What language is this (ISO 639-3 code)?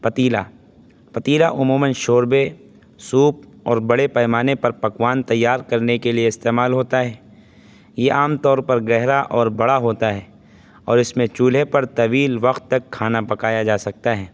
urd